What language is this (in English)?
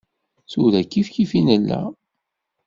Kabyle